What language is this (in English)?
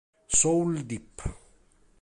Italian